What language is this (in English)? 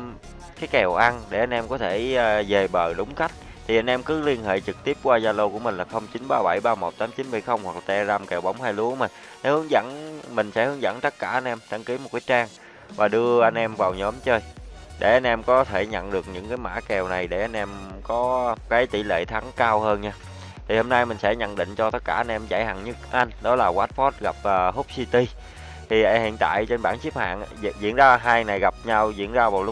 Vietnamese